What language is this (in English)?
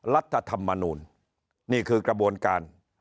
Thai